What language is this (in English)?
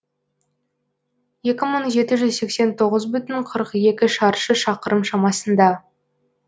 Kazakh